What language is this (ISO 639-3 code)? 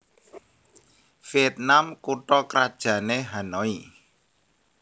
jav